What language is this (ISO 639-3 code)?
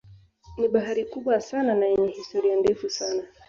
swa